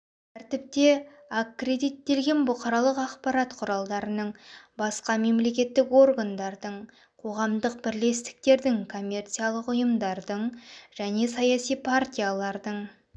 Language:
Kazakh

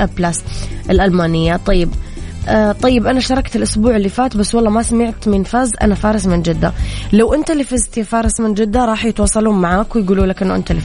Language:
Arabic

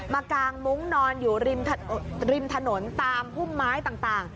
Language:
Thai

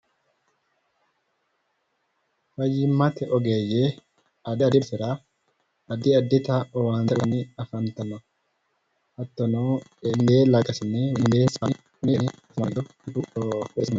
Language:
Sidamo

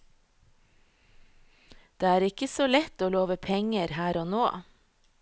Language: Norwegian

